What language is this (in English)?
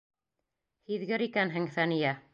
Bashkir